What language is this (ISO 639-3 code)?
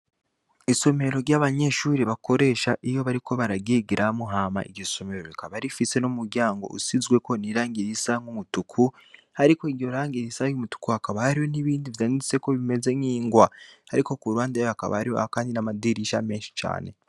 run